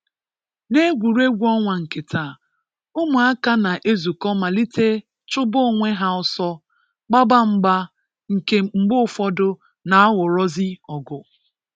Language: Igbo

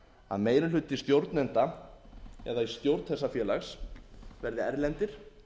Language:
Icelandic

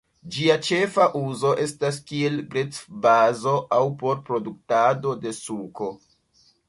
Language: Esperanto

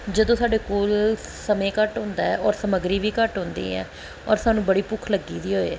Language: Punjabi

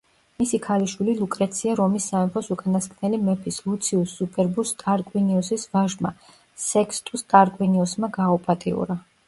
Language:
Georgian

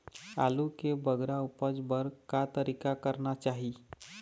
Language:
Chhattisgarhi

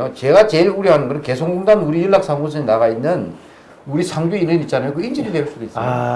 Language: Korean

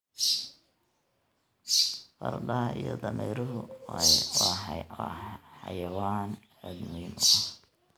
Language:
Somali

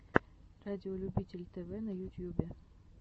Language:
Russian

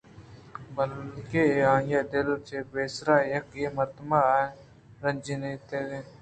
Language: Eastern Balochi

